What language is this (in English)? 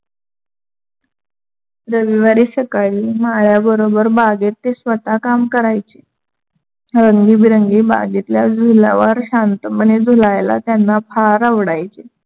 Marathi